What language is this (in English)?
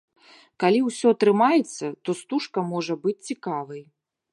Belarusian